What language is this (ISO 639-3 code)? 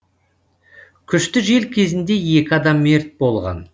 kaz